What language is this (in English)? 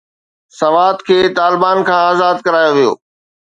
Sindhi